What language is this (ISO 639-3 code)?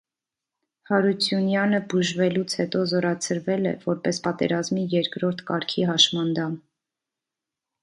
hye